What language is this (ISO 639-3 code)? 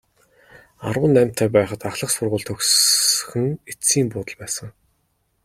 mon